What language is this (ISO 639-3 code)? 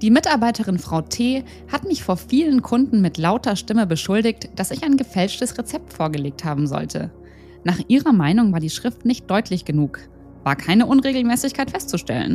deu